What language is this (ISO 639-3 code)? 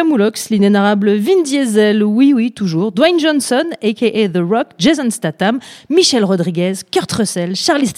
fra